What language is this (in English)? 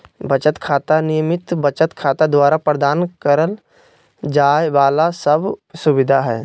Magahi